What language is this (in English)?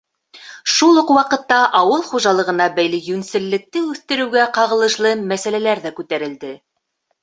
Bashkir